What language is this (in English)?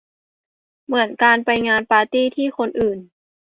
Thai